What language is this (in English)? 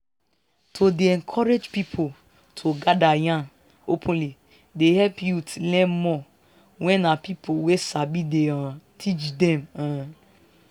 Nigerian Pidgin